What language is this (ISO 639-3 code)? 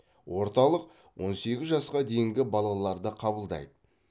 kaz